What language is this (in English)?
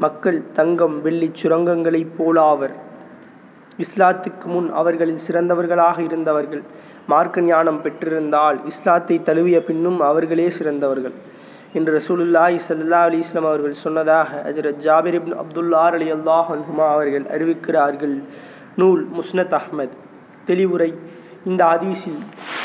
Tamil